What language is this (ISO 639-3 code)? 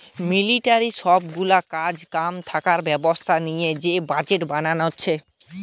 ben